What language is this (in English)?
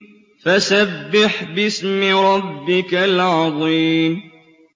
Arabic